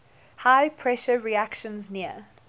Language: English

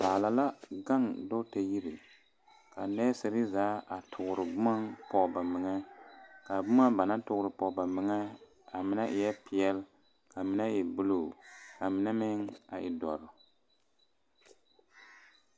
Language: Southern Dagaare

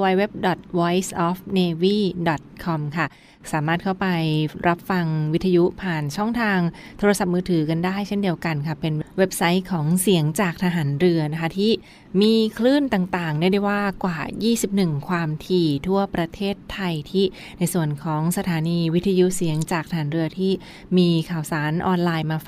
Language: Thai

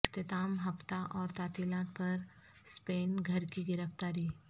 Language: Urdu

